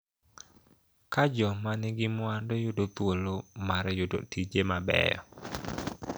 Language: Luo (Kenya and Tanzania)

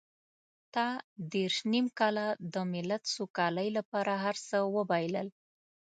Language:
Pashto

